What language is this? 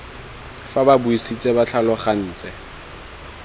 Tswana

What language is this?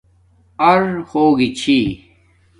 Domaaki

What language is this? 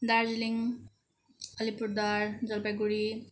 Nepali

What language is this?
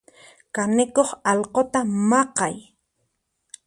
Puno Quechua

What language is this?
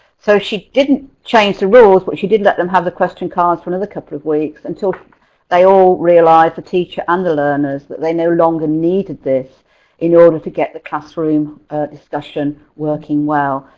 English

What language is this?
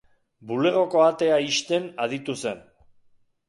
Basque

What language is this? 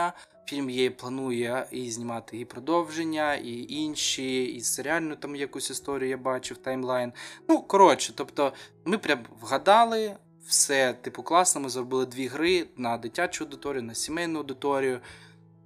Ukrainian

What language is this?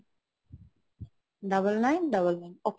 Bangla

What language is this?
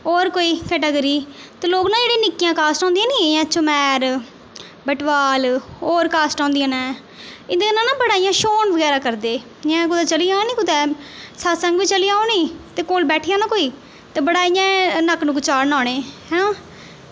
Dogri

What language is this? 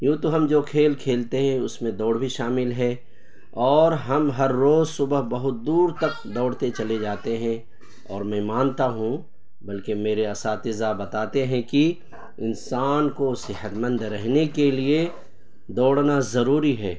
Urdu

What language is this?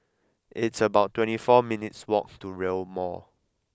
English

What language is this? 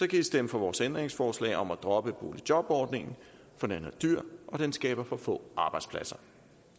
Danish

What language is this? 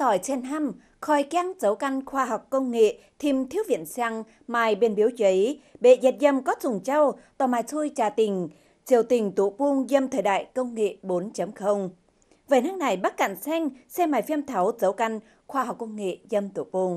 Vietnamese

